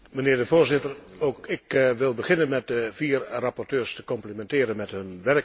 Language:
Dutch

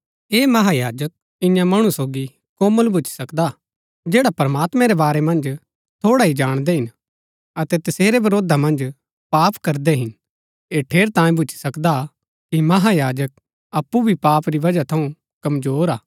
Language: Gaddi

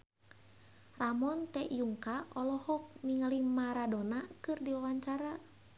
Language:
Sundanese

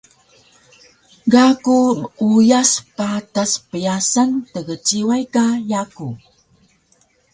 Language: Taroko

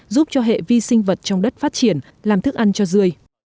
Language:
Vietnamese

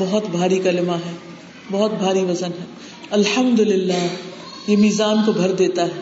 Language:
Urdu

